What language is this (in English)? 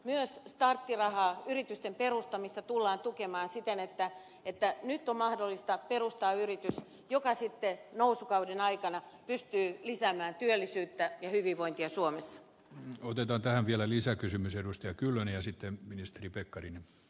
Finnish